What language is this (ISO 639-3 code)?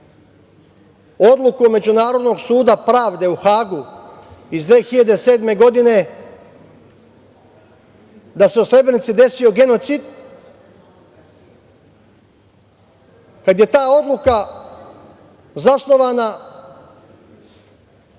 srp